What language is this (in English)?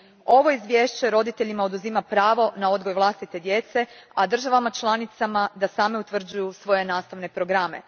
Croatian